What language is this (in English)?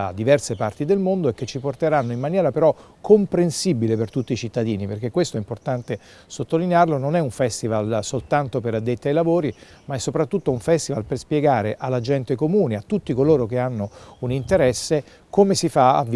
Italian